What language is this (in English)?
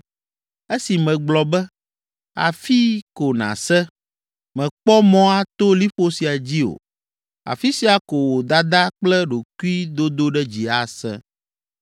Ewe